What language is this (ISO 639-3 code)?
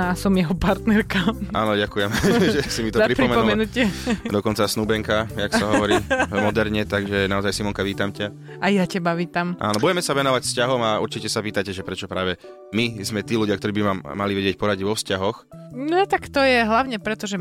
slk